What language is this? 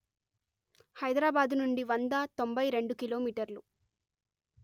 Telugu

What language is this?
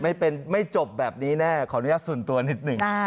Thai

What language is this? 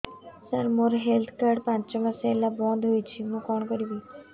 Odia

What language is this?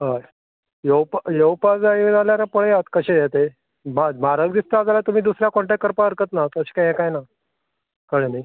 Konkani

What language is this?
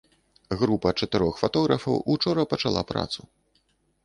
Belarusian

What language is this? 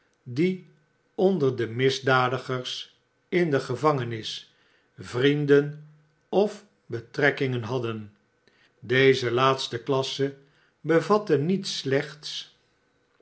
Dutch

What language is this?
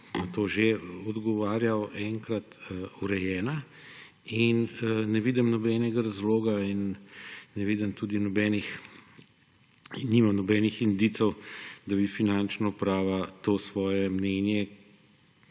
Slovenian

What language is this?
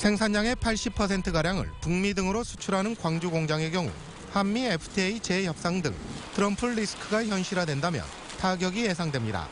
Korean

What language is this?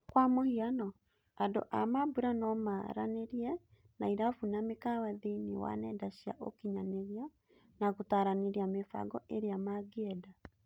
Kikuyu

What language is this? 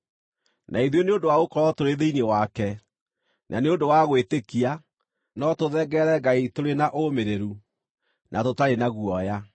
Kikuyu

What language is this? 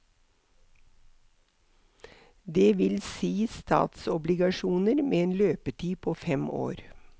Norwegian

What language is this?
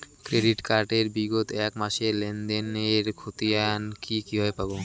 Bangla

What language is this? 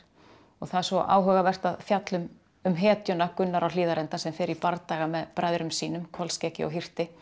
Icelandic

